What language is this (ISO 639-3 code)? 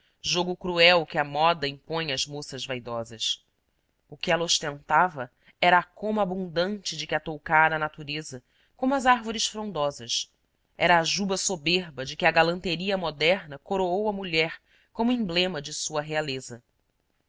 por